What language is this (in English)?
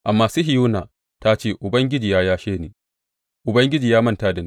Hausa